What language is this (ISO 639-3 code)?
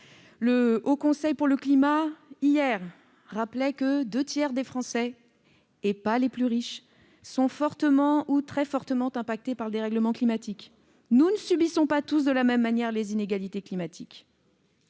fra